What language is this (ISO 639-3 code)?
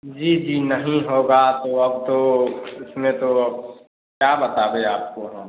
hin